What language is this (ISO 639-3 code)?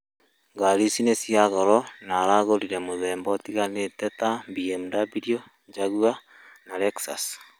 kik